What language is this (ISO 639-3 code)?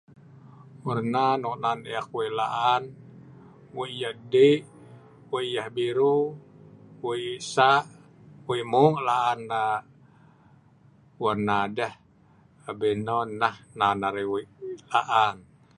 snv